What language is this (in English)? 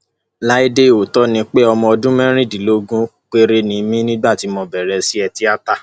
Yoruba